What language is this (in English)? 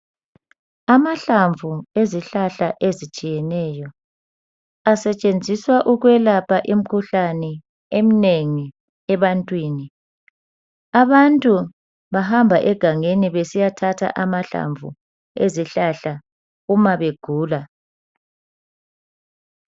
North Ndebele